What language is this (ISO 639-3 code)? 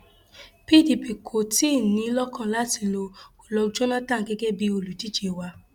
yor